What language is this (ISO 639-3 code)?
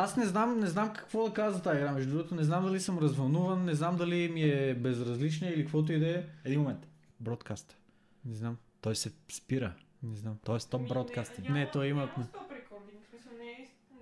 bul